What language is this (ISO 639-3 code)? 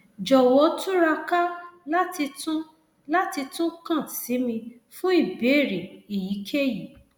yor